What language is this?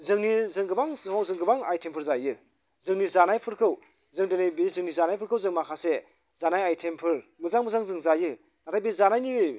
Bodo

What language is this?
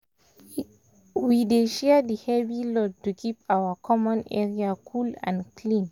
Nigerian Pidgin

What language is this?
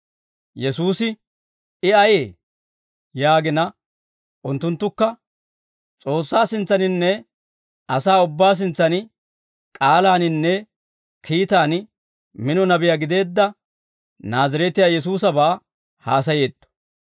Dawro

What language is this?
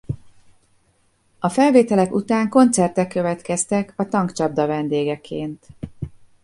Hungarian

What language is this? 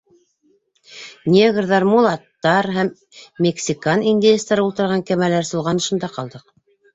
Bashkir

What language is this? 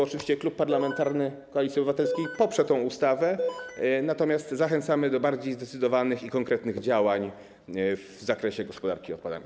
Polish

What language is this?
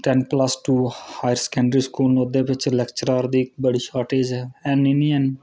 Dogri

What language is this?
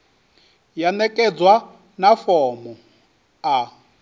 Venda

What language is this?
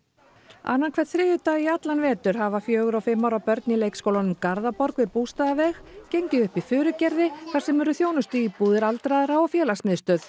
Icelandic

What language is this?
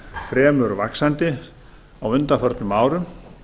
Icelandic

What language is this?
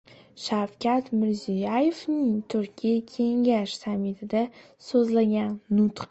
Uzbek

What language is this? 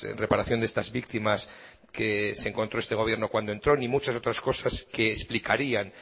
Spanish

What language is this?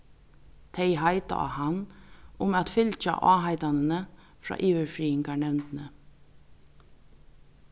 Faroese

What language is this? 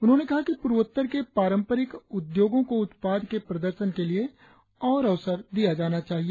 Hindi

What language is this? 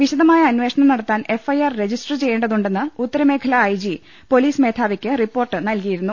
Malayalam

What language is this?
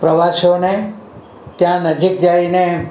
Gujarati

